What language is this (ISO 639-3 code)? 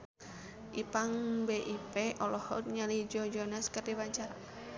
sun